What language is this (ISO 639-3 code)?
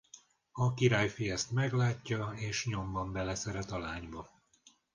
hun